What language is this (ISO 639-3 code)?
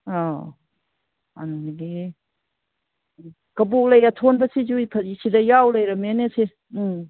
mni